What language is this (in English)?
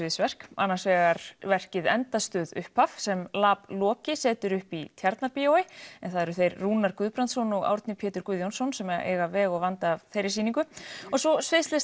Icelandic